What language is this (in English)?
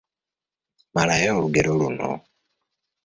Ganda